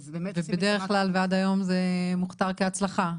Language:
Hebrew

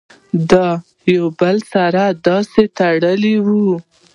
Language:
Pashto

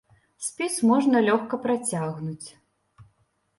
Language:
Belarusian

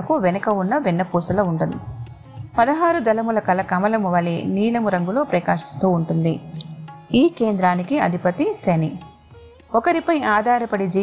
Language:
Telugu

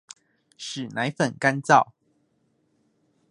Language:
Chinese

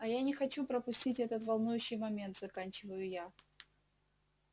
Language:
Russian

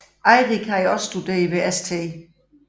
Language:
Danish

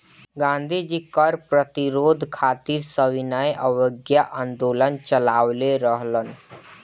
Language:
Bhojpuri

